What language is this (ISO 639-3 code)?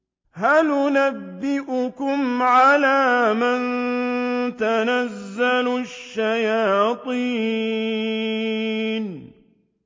ara